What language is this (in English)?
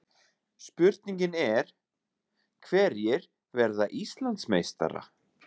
Icelandic